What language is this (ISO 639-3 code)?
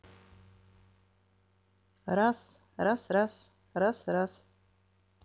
rus